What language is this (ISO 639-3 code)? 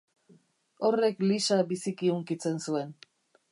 eus